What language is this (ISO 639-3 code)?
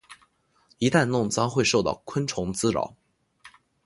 zho